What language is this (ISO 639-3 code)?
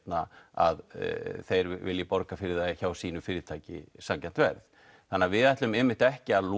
isl